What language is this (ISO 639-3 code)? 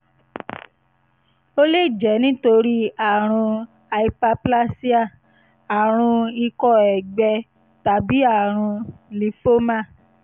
yor